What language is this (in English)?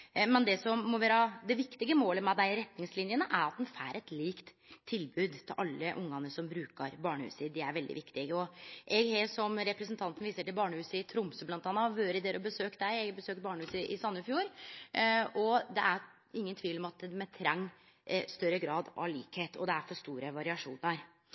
Norwegian Nynorsk